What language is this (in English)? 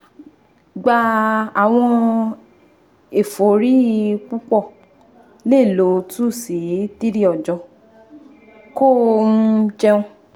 Yoruba